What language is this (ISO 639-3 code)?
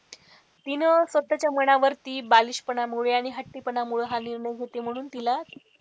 mar